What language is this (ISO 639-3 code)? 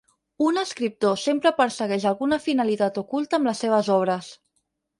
cat